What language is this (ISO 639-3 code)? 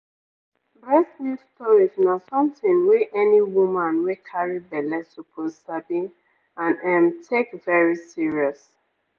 pcm